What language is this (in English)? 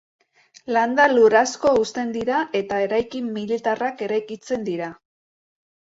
Basque